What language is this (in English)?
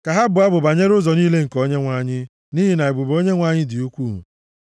Igbo